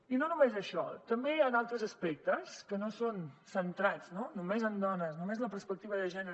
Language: Catalan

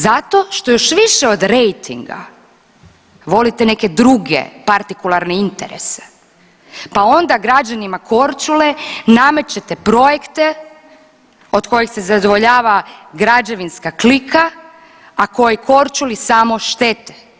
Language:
Croatian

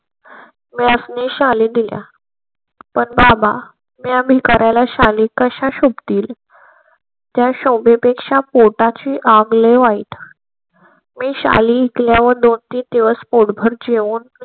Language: Marathi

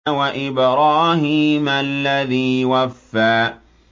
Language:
Arabic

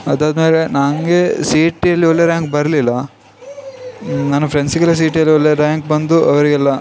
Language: Kannada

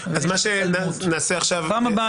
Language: Hebrew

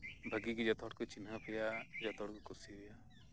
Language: Santali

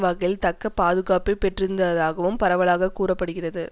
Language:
Tamil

